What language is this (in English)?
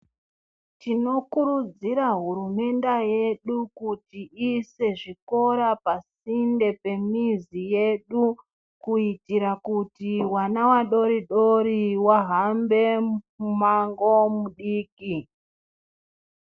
Ndau